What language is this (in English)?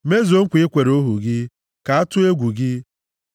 Igbo